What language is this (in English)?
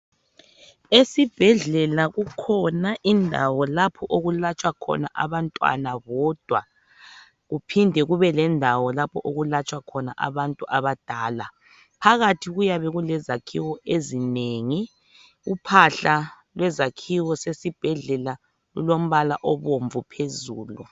North Ndebele